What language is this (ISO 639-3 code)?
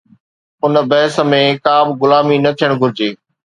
snd